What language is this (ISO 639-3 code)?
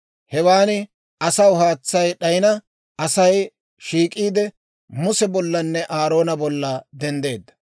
dwr